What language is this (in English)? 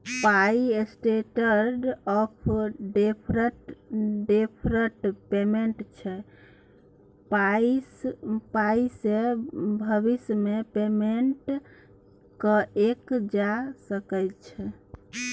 Maithili